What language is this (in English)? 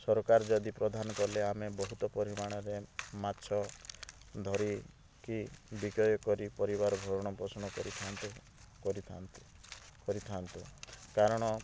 Odia